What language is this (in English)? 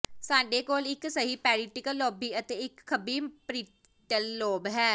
Punjabi